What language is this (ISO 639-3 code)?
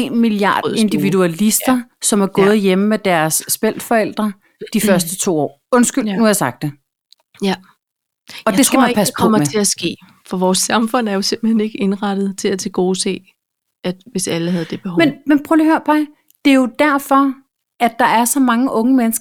dan